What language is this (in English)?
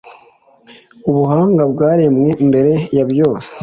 Kinyarwanda